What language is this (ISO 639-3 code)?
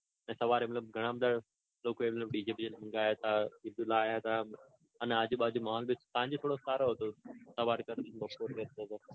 guj